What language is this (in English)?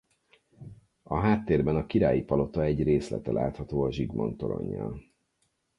Hungarian